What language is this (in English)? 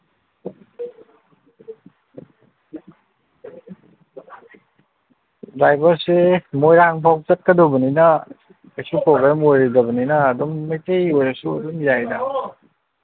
Manipuri